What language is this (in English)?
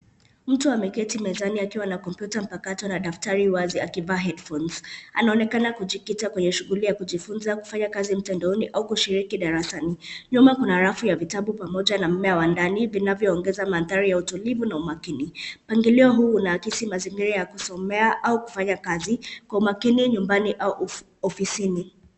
Swahili